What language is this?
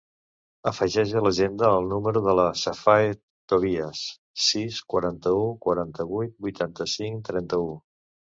Catalan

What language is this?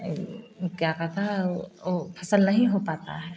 Hindi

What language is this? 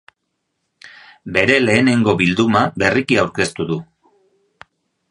Basque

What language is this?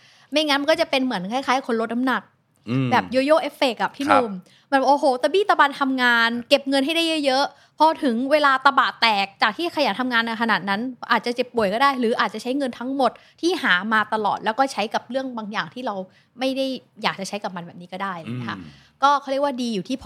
Thai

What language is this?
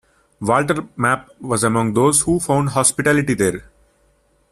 English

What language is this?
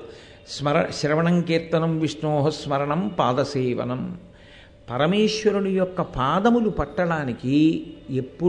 Telugu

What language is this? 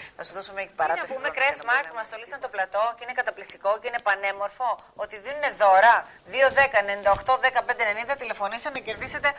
Greek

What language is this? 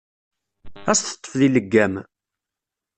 Kabyle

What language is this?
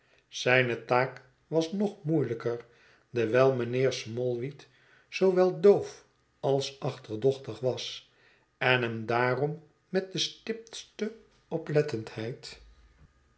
Dutch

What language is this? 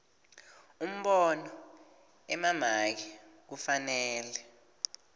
Swati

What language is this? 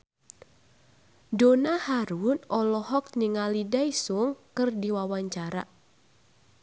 Sundanese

